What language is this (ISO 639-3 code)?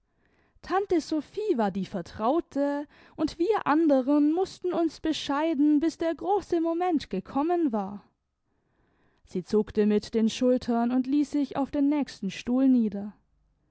deu